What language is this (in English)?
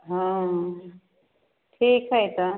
Maithili